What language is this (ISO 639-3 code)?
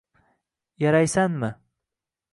uzb